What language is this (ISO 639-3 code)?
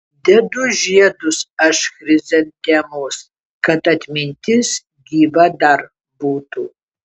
lit